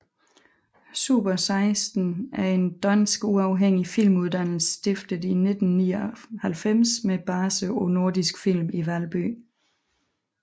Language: Danish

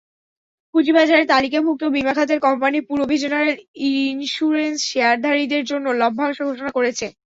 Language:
Bangla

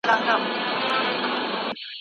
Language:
Pashto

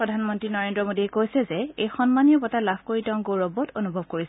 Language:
Assamese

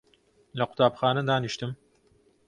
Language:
Central Kurdish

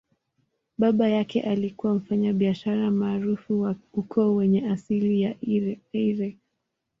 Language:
Swahili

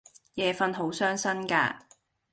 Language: Cantonese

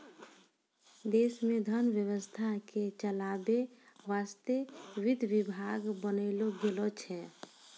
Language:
Maithili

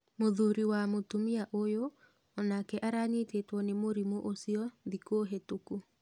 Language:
Kikuyu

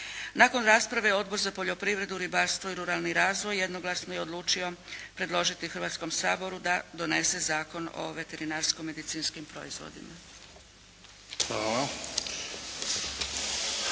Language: Croatian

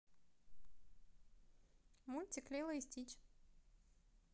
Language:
Russian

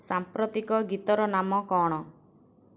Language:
Odia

